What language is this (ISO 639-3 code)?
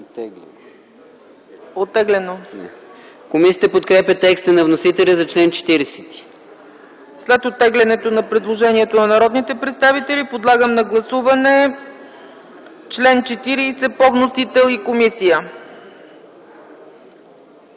bul